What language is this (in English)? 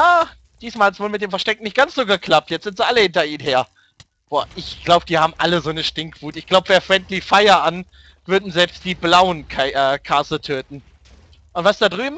German